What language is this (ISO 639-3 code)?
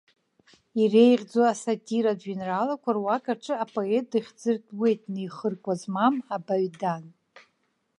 abk